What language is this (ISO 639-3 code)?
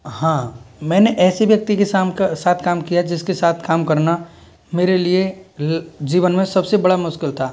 hin